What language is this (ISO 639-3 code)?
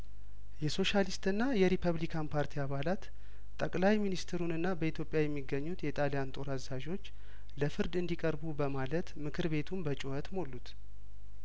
amh